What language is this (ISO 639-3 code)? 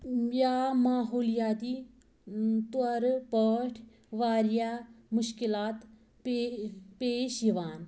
kas